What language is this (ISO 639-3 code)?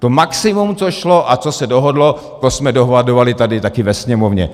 ces